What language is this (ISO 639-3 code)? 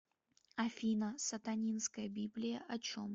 rus